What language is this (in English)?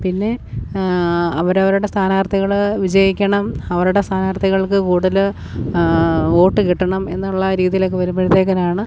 Malayalam